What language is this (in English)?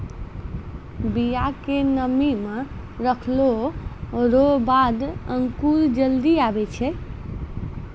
Maithili